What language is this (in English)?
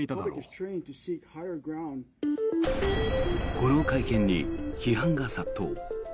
Japanese